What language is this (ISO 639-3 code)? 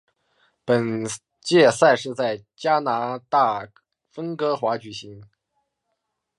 zho